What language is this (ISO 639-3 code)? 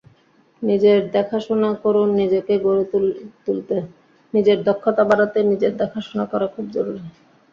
ben